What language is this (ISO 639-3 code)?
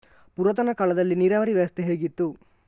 kan